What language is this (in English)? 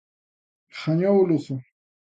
Galician